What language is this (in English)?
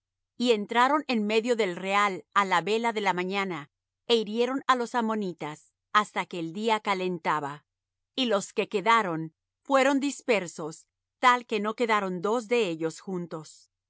Spanish